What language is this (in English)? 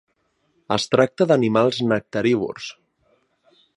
Catalan